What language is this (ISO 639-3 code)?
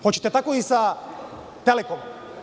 srp